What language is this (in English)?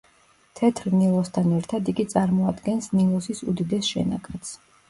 Georgian